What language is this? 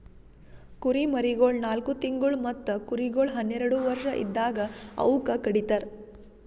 Kannada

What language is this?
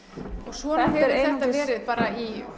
Icelandic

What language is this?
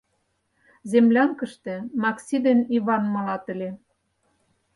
Mari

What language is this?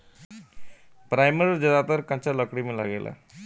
Bhojpuri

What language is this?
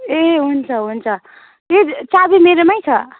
Nepali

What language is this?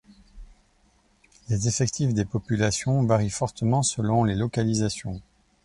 French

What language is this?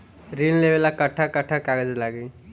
Bhojpuri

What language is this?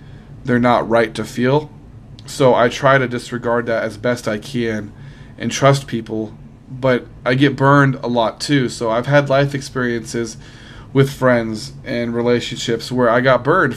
English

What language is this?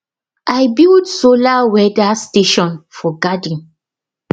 Nigerian Pidgin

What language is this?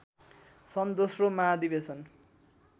Nepali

